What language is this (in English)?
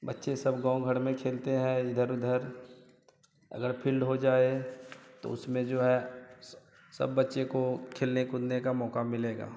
Hindi